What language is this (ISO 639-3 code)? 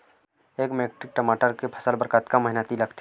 hne